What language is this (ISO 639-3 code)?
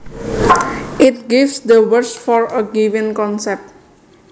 jav